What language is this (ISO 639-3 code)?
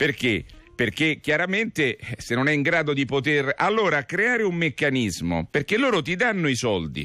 ita